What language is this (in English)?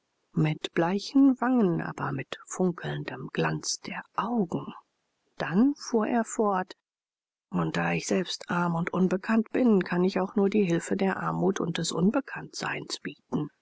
German